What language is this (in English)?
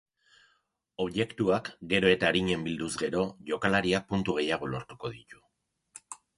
Basque